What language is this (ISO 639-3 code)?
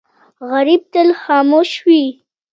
pus